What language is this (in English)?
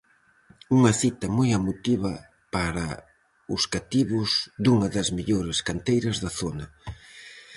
Galician